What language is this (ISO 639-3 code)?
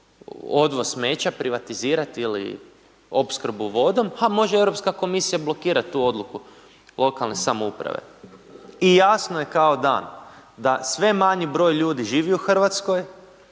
hrv